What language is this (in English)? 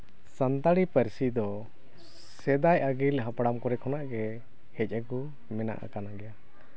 Santali